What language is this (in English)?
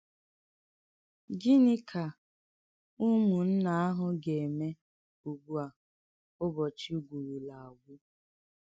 Igbo